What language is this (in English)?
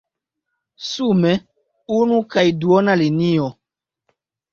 Esperanto